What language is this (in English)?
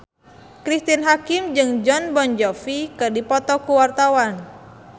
Sundanese